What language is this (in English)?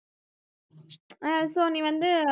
Tamil